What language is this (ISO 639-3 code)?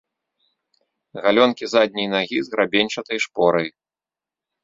bel